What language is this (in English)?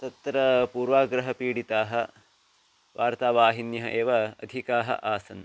Sanskrit